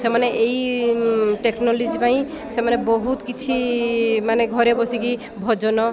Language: Odia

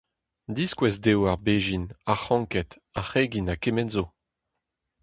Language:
Breton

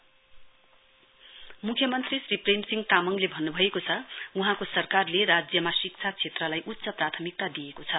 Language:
Nepali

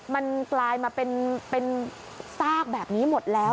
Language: Thai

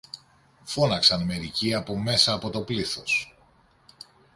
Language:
Greek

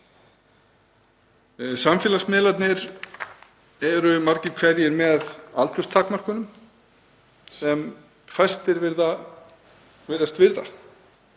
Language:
Icelandic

